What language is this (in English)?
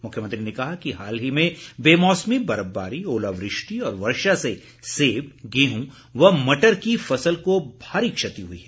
Hindi